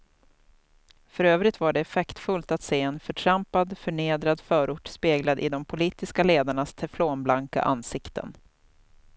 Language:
Swedish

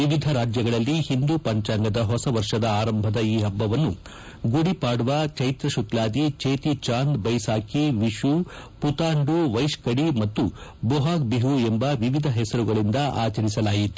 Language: Kannada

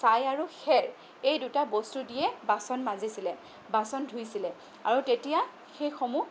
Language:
Assamese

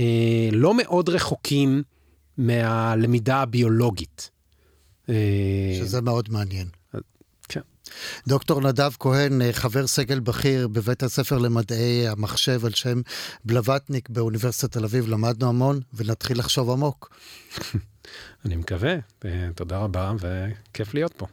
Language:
Hebrew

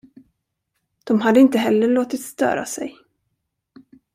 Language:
Swedish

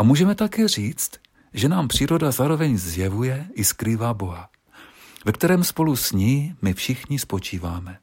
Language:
Czech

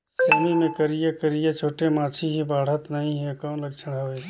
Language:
Chhattisgarhi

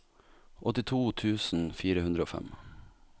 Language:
Norwegian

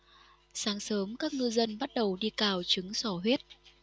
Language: Vietnamese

